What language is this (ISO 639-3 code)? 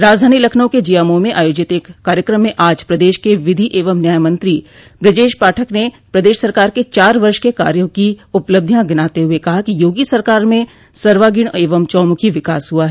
hin